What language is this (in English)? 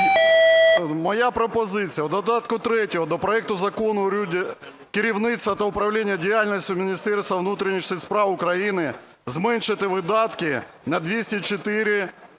Ukrainian